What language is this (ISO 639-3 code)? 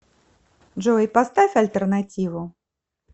rus